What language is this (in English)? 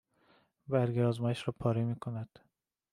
Persian